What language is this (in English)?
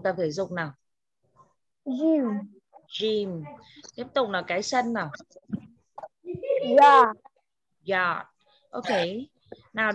Vietnamese